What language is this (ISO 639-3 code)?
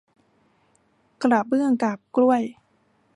tha